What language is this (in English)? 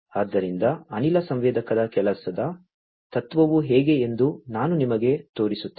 Kannada